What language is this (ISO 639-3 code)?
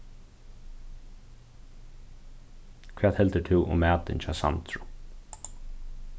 fao